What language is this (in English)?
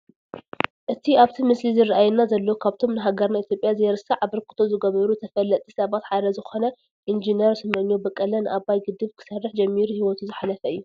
Tigrinya